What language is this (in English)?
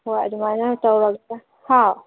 Manipuri